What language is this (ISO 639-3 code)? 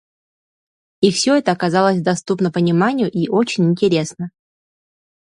sah